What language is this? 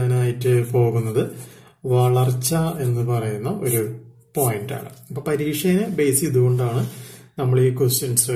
Turkish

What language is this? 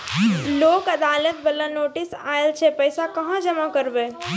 Maithili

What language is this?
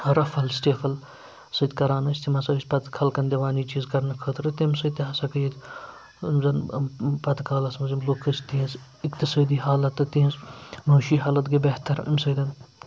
Kashmiri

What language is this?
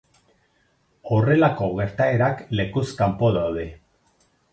Basque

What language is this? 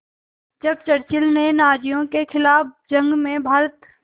Hindi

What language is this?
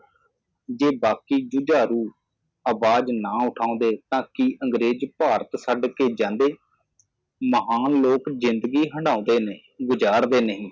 Punjabi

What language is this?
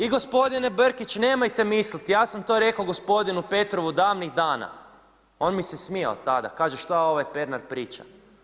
Croatian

